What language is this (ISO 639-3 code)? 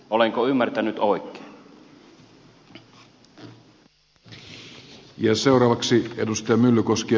fin